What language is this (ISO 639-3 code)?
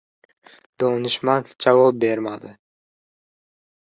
uzb